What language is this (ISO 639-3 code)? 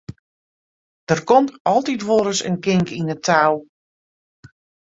fry